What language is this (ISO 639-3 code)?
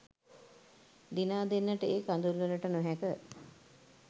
sin